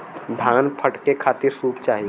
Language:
Bhojpuri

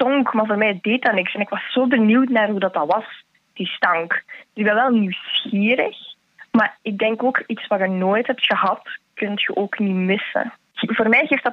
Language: Dutch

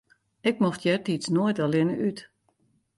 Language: Western Frisian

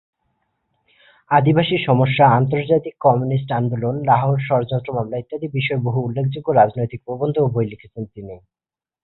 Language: Bangla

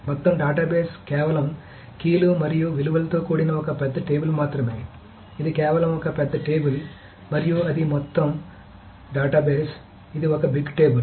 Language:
Telugu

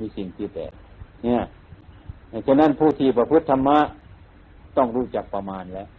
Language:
Thai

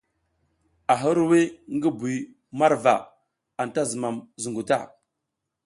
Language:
South Giziga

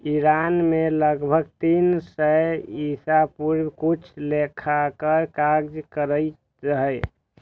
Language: Maithili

